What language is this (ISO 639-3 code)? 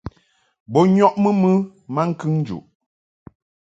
mhk